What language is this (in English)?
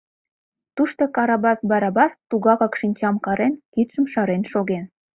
Mari